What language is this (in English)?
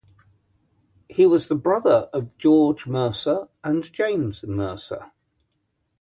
English